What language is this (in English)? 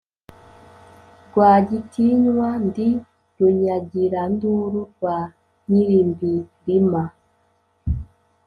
Kinyarwanda